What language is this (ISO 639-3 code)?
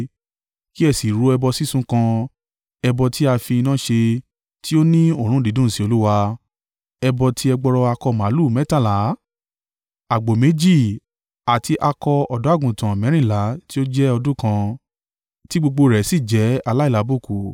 yor